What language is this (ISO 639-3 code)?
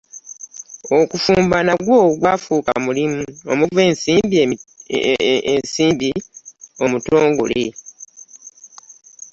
lug